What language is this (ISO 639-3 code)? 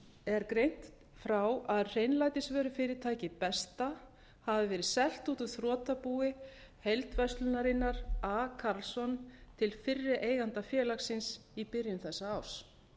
isl